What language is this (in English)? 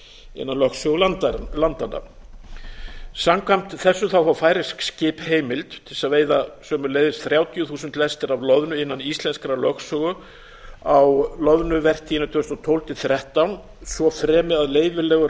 Icelandic